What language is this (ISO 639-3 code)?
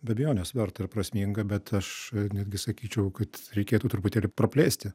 lit